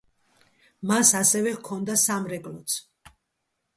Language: Georgian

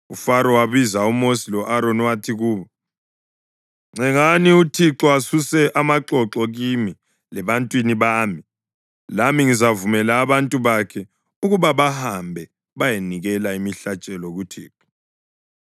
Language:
North Ndebele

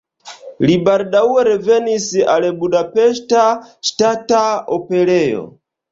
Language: Esperanto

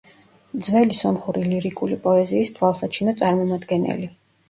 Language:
Georgian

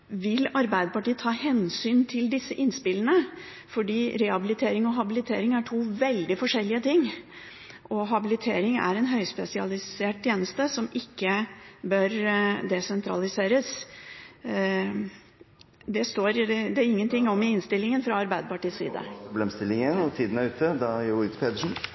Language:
Norwegian Bokmål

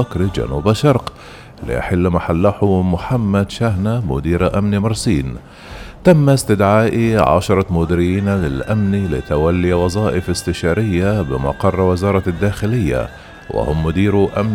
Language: Arabic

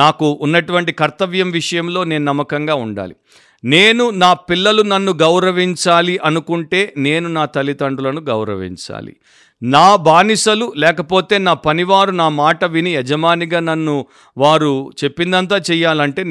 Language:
Telugu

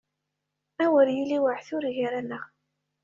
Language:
Kabyle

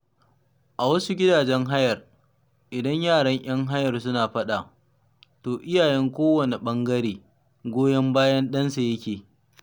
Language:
Hausa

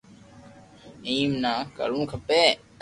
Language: Loarki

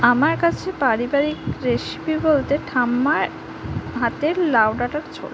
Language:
Bangla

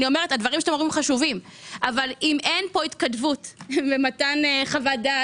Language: Hebrew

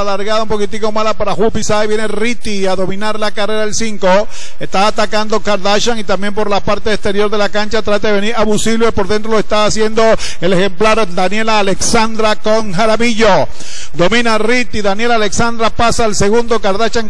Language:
Spanish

